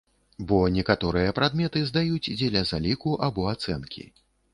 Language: Belarusian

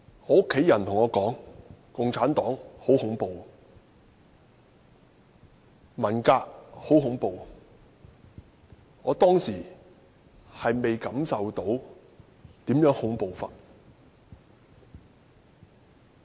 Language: Cantonese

